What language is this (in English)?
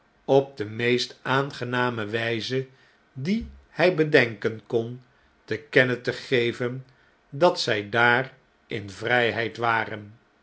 Dutch